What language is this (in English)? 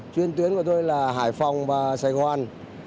Vietnamese